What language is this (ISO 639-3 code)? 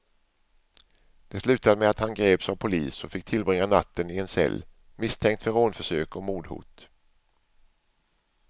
swe